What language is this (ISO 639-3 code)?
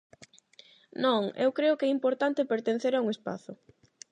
glg